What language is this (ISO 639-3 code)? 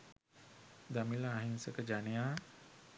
sin